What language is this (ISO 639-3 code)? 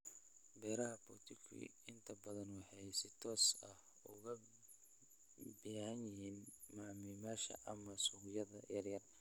som